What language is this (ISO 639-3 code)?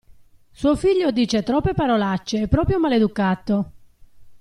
ita